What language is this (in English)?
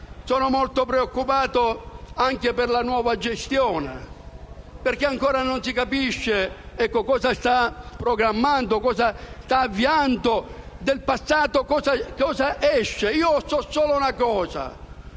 Italian